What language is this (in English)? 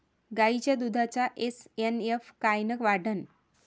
Marathi